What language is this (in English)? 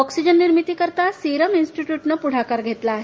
Marathi